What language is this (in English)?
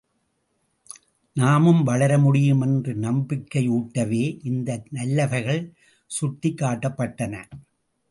Tamil